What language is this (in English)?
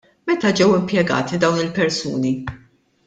Maltese